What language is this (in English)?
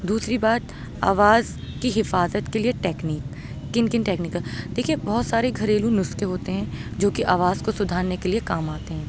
Urdu